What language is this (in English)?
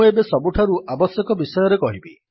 Odia